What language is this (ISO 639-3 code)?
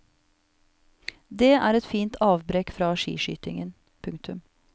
nor